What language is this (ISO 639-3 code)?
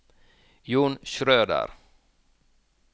nor